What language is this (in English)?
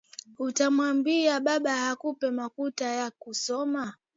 Swahili